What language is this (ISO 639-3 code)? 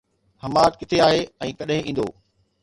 snd